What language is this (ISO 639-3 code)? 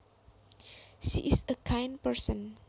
jav